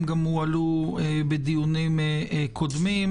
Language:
Hebrew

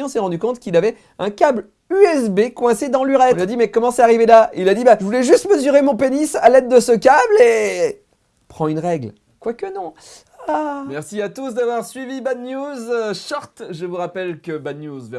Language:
French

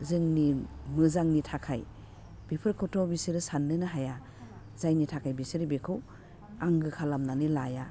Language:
Bodo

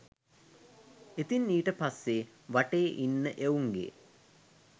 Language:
Sinhala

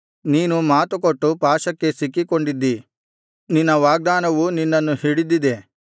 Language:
Kannada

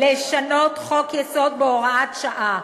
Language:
Hebrew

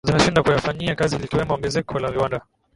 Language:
Swahili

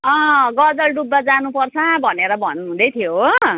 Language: Nepali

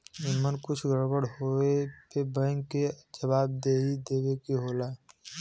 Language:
Bhojpuri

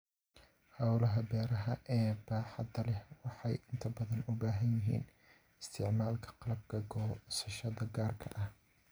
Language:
Somali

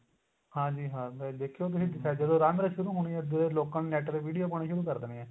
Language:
Punjabi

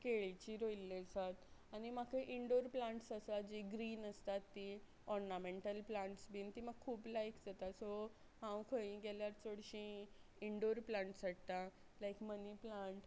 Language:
Konkani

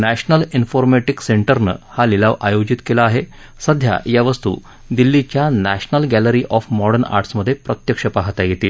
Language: Marathi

